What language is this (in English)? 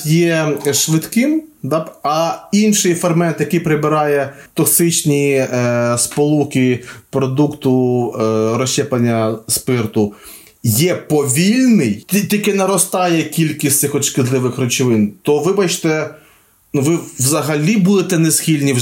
Ukrainian